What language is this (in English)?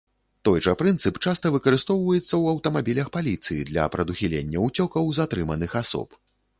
Belarusian